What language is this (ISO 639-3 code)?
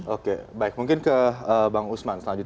ind